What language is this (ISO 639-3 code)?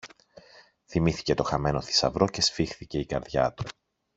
ell